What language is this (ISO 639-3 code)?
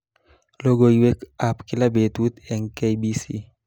kln